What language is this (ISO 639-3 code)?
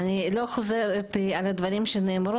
heb